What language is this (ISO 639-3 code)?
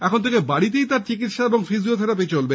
ben